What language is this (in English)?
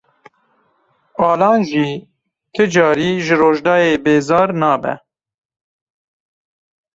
Kurdish